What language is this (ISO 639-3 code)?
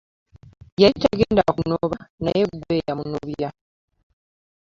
lug